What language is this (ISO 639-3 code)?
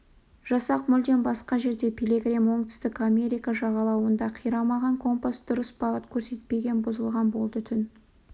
kaz